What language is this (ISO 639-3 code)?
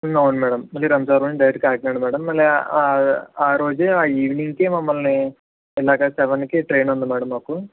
tel